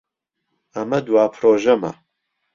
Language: Central Kurdish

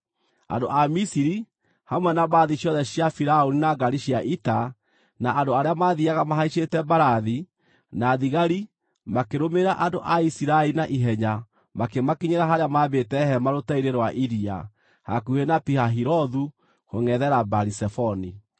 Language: Kikuyu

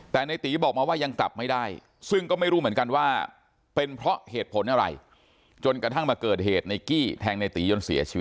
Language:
Thai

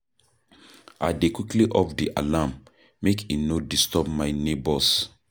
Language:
Nigerian Pidgin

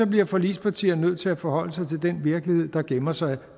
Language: Danish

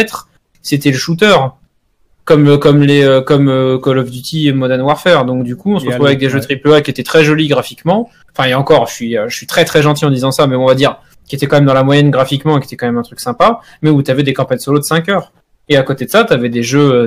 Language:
French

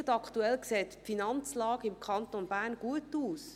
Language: Swiss German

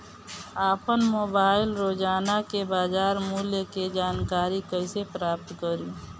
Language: Bhojpuri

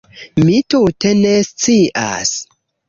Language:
Esperanto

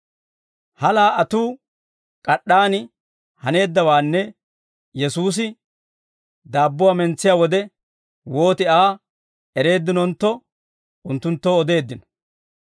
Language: Dawro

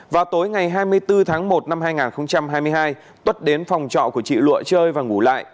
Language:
Vietnamese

